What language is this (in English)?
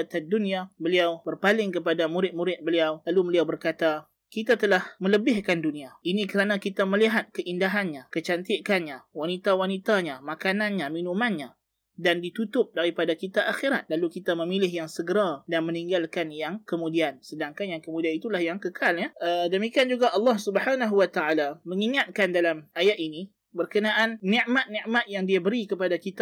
Malay